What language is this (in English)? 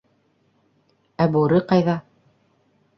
Bashkir